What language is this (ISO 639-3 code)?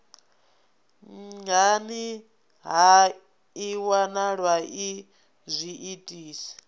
ven